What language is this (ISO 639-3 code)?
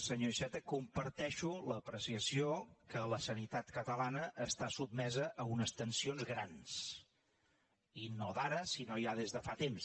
cat